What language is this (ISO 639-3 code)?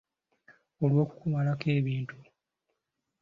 lug